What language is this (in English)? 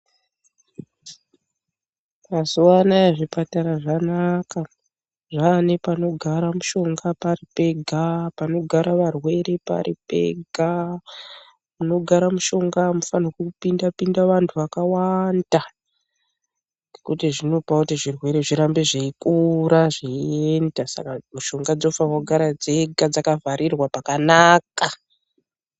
Ndau